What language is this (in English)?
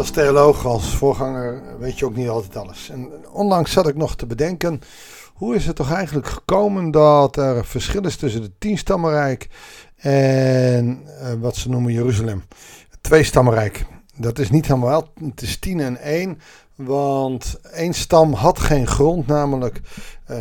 Dutch